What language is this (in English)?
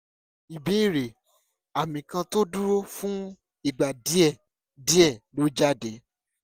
Yoruba